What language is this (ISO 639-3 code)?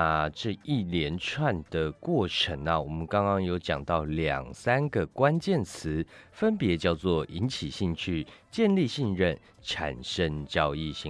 zho